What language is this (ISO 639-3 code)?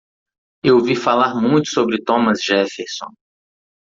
por